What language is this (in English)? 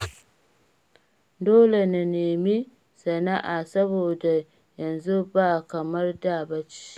Hausa